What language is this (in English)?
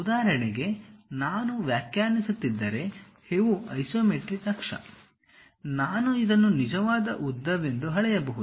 Kannada